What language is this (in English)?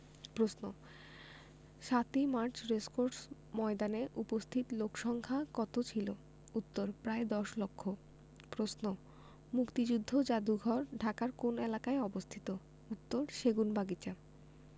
Bangla